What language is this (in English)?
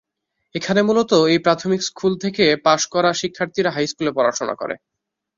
Bangla